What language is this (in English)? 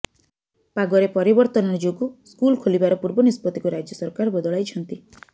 Odia